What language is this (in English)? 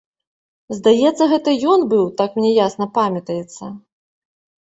Belarusian